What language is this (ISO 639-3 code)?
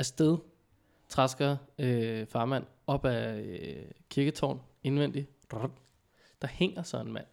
dan